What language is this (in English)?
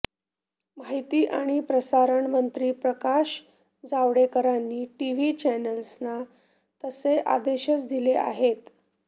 Marathi